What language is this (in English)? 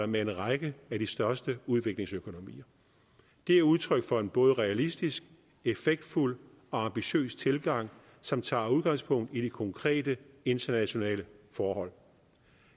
Danish